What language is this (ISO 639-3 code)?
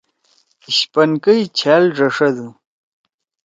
trw